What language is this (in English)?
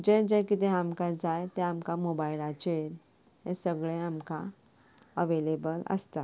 Konkani